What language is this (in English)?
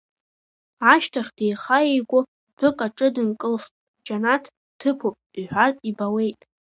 Abkhazian